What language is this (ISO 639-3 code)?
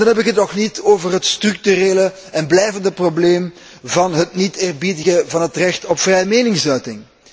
nld